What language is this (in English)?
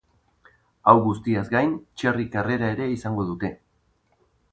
Basque